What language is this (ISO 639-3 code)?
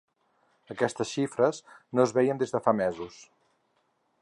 cat